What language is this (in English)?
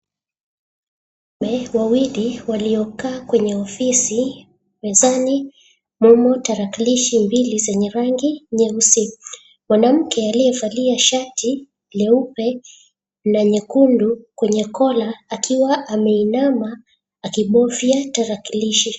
Swahili